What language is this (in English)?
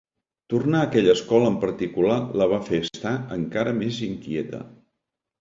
Catalan